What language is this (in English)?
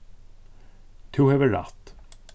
Faroese